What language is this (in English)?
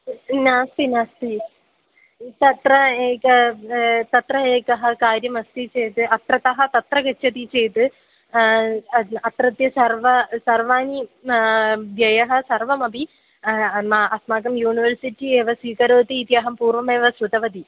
Sanskrit